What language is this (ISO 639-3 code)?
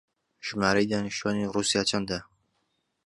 ckb